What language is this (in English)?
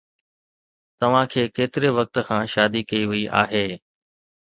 Sindhi